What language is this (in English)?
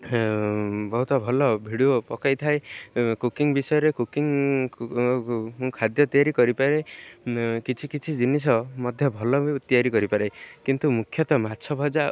Odia